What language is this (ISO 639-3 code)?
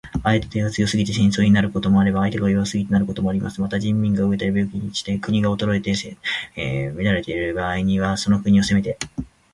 jpn